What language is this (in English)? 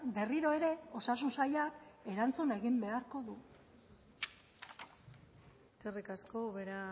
Basque